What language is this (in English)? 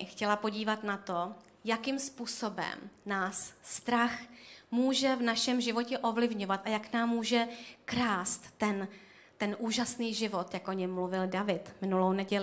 Czech